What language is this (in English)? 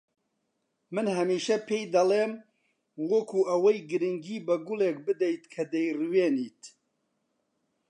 Central Kurdish